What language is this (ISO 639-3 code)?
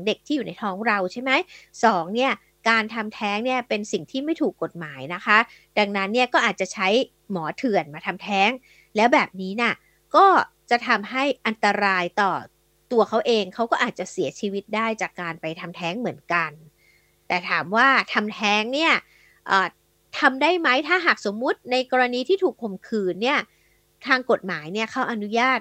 tha